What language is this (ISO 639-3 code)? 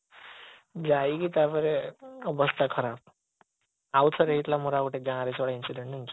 ori